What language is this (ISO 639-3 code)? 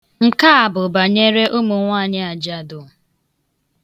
ibo